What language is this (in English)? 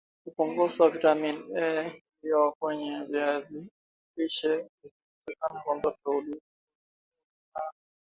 Swahili